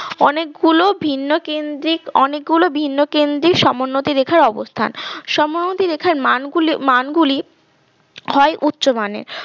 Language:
Bangla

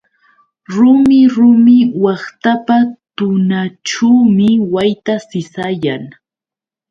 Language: Yauyos Quechua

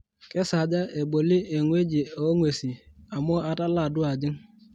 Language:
Masai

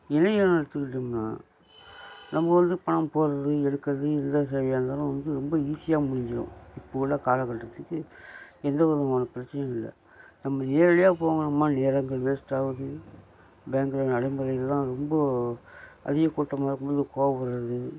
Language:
Tamil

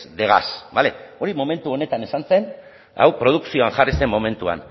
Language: Basque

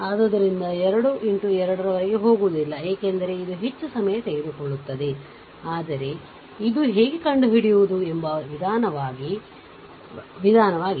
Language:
Kannada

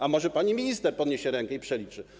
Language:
Polish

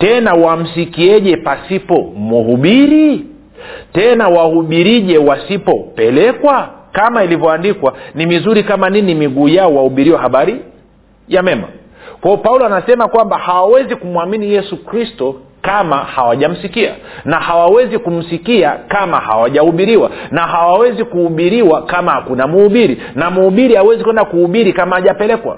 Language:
Swahili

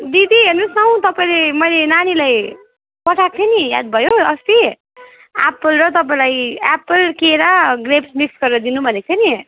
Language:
Nepali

